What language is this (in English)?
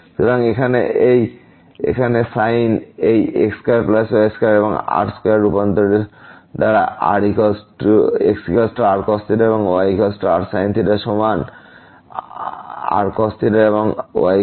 Bangla